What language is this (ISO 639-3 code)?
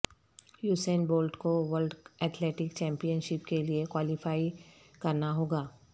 urd